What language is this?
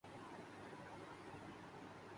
Urdu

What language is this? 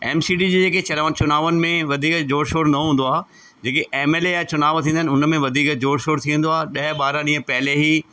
Sindhi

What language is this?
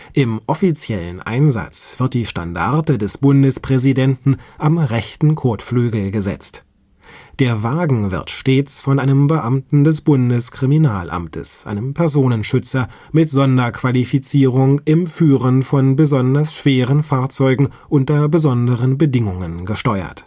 German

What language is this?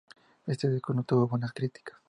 Spanish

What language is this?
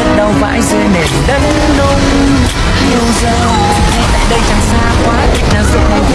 Vietnamese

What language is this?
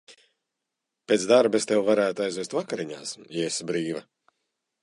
Latvian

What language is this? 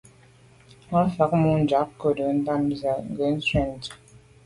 Medumba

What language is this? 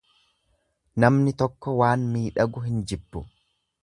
Oromo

